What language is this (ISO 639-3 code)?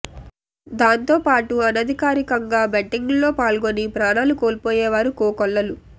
tel